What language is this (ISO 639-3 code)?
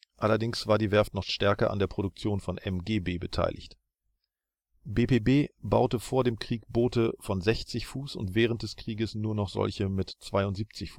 deu